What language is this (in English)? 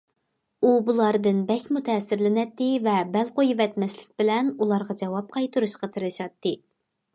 Uyghur